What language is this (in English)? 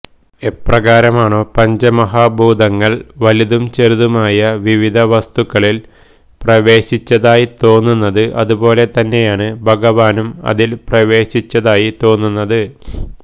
Malayalam